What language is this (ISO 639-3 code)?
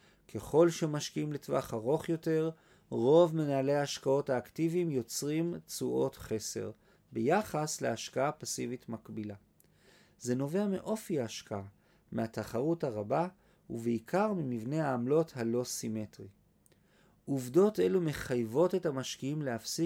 heb